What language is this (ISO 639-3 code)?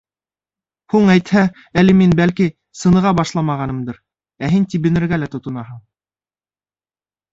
bak